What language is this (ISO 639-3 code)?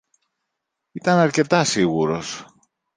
ell